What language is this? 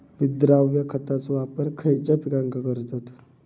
Marathi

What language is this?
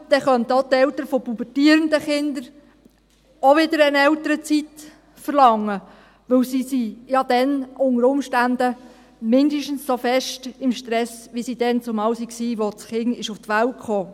Swiss German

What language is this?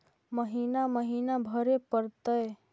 Magahi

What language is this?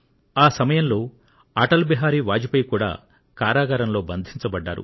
Telugu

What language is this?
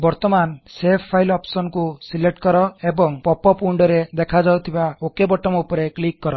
Odia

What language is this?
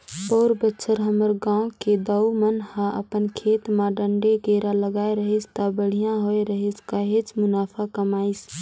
Chhattisgarhi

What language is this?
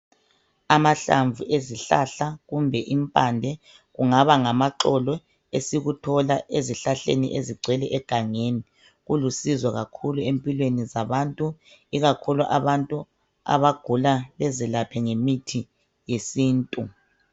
North Ndebele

